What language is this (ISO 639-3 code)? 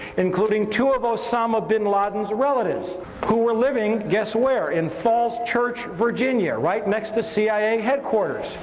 eng